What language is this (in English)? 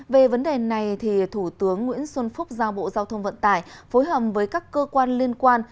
Vietnamese